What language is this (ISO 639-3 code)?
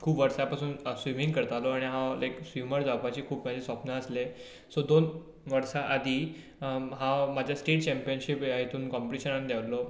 kok